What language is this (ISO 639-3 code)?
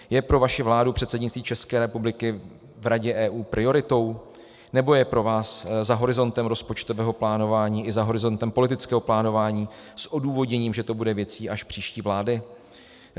ces